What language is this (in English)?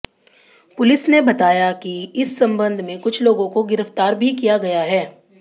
Hindi